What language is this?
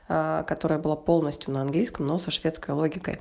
Russian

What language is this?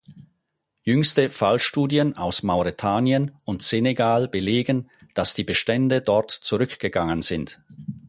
German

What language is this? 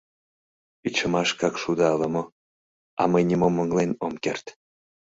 Mari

